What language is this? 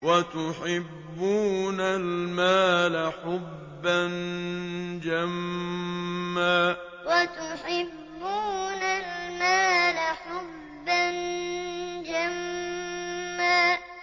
Arabic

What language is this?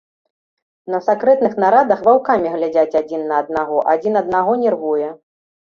Belarusian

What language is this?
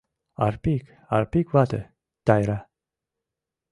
Mari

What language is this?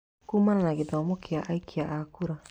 Kikuyu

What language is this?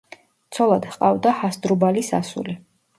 Georgian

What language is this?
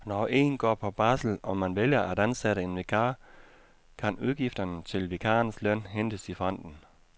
Danish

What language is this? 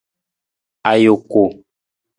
Nawdm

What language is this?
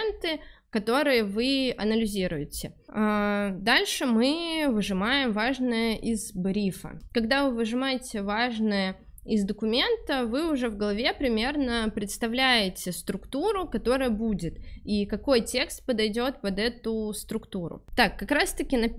Russian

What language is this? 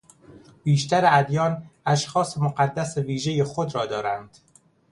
Persian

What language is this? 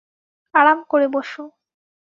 Bangla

